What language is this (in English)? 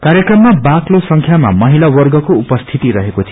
Nepali